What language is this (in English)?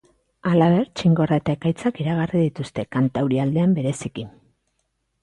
Basque